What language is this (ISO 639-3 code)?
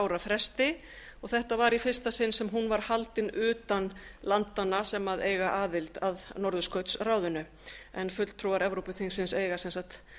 isl